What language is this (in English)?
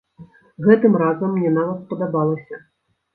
Belarusian